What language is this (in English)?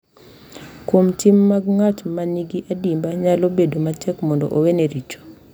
Luo (Kenya and Tanzania)